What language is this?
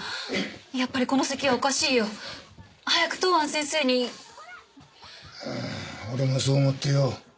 Japanese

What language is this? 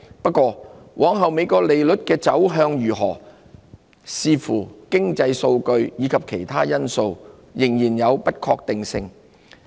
Cantonese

